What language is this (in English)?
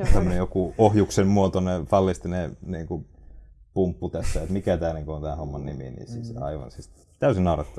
Finnish